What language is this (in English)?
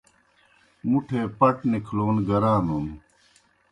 Kohistani Shina